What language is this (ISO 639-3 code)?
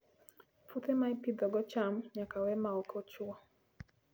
luo